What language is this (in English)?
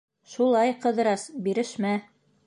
Bashkir